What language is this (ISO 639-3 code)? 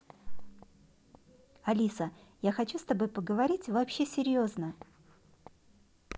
rus